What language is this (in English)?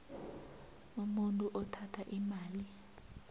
South Ndebele